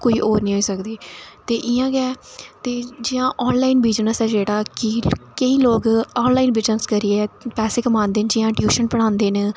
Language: Dogri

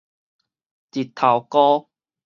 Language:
Min Nan Chinese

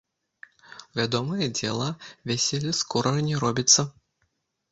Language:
Belarusian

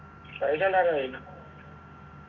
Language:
Malayalam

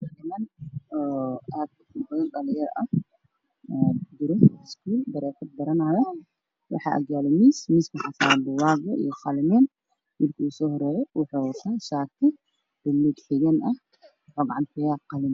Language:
Somali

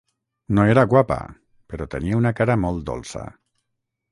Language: Catalan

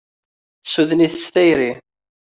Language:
Kabyle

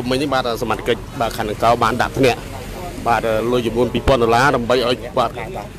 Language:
Thai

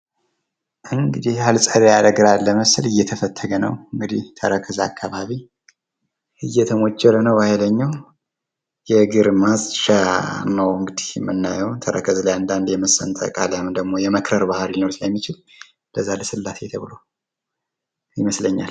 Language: Amharic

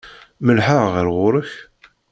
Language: Kabyle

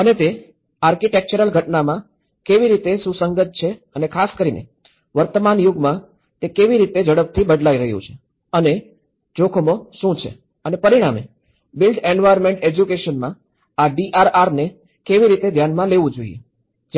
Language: Gujarati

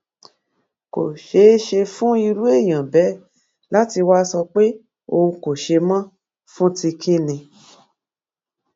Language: Yoruba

